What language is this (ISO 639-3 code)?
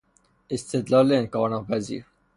fas